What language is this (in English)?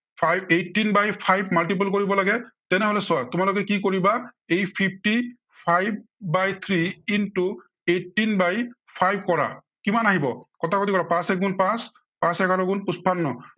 Assamese